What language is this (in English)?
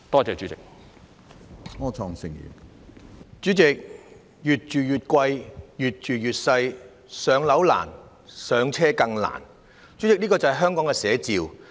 Cantonese